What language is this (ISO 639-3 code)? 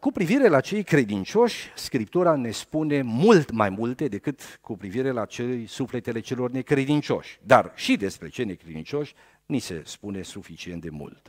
ron